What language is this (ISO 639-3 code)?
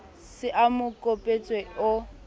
sot